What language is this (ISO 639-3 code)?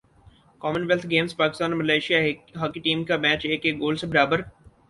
urd